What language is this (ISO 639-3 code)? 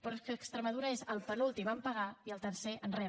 cat